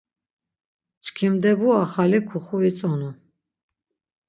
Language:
Laz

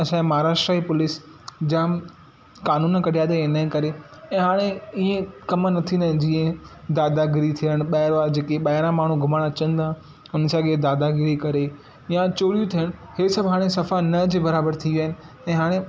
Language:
Sindhi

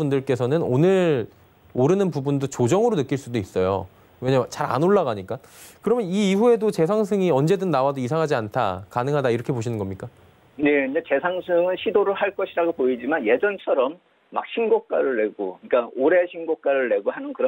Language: Korean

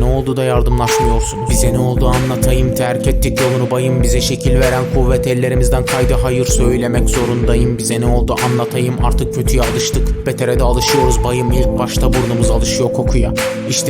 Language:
Turkish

